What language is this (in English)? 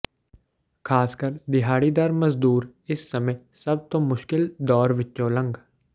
Punjabi